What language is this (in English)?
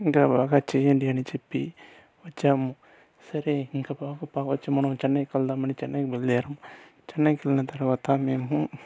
Telugu